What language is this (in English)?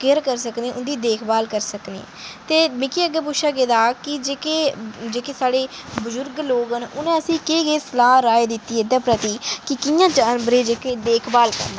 Dogri